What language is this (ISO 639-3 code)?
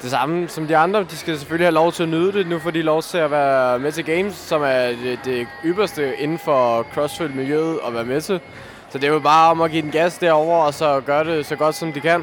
dan